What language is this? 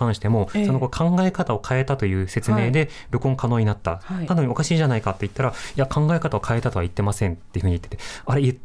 Japanese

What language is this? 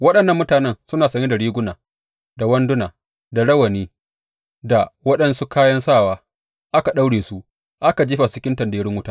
Hausa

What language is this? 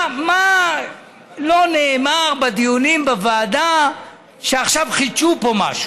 Hebrew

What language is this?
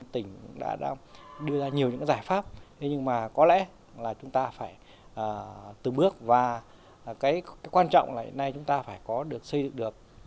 Vietnamese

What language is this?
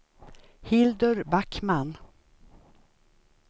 Swedish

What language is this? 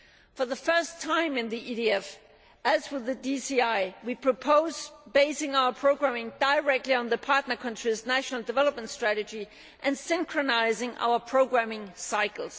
English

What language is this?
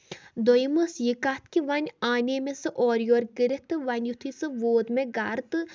Kashmiri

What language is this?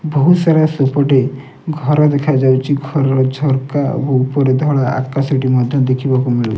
Odia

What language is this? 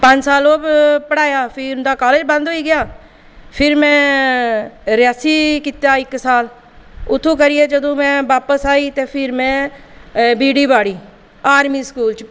Dogri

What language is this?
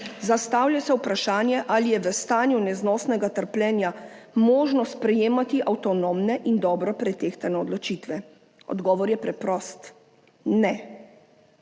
Slovenian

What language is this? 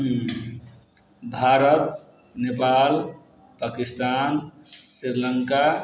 Maithili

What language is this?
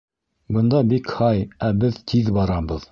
Bashkir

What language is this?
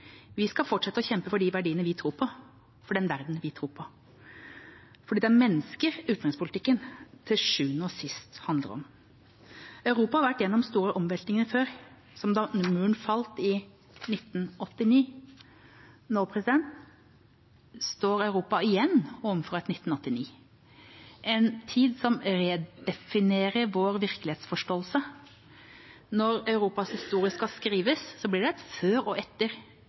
Norwegian Bokmål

